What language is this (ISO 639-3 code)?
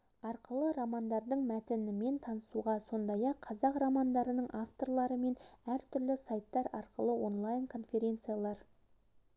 kaz